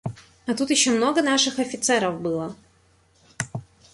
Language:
Russian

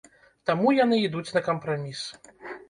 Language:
Belarusian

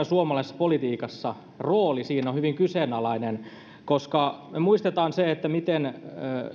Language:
Finnish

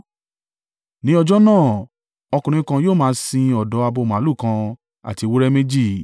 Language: Yoruba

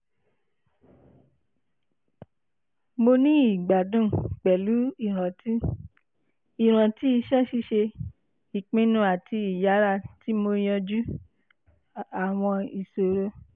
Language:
Yoruba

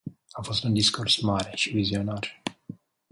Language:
Romanian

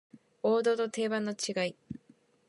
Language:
Japanese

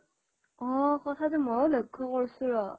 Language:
Assamese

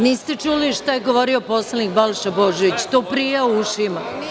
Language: Serbian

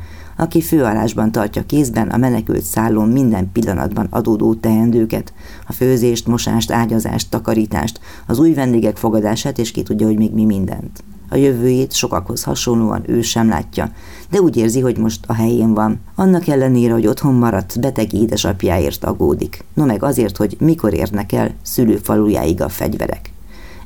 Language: Hungarian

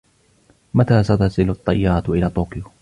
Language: Arabic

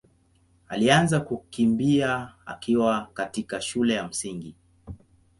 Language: Swahili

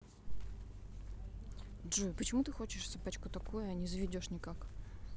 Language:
Russian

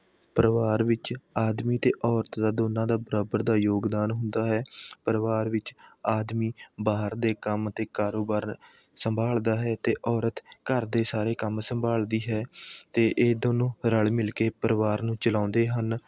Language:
Punjabi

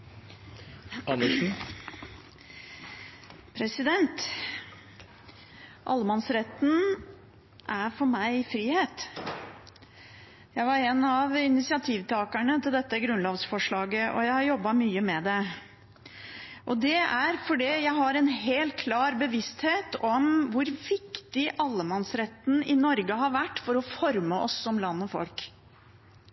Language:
Norwegian Bokmål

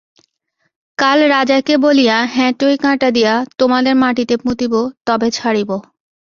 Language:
Bangla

